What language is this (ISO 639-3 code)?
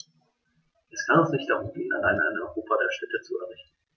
deu